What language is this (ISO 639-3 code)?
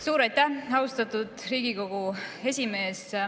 est